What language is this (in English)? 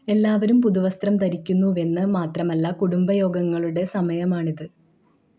Malayalam